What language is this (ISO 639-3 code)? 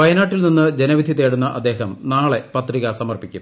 mal